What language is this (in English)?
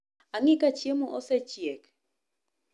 Luo (Kenya and Tanzania)